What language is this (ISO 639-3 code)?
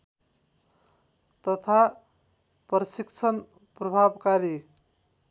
nep